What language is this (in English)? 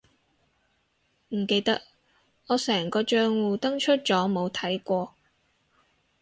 Cantonese